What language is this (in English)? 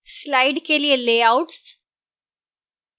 Hindi